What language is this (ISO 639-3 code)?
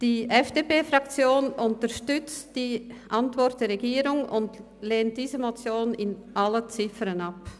gsw